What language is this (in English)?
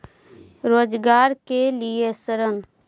Magahi